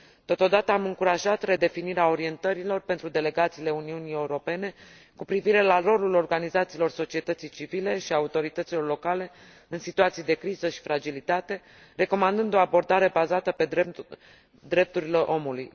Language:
Romanian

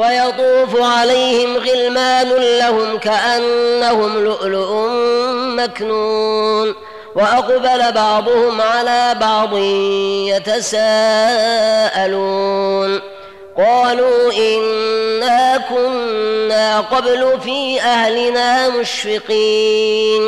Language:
Arabic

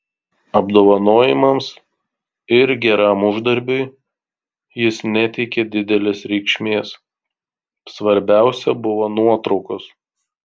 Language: Lithuanian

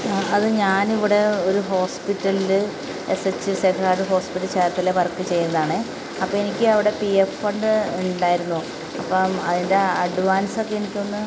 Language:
Malayalam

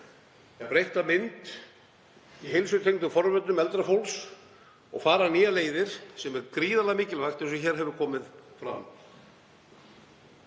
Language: Icelandic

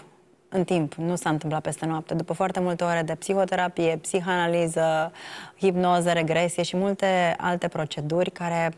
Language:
Romanian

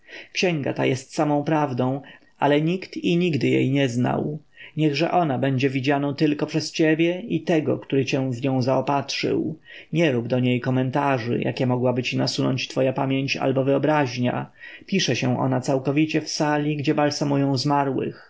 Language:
Polish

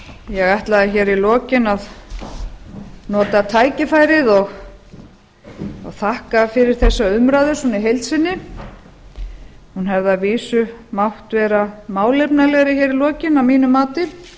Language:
Icelandic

